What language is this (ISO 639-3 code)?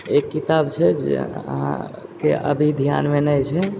mai